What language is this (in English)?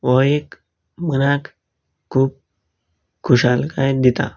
Konkani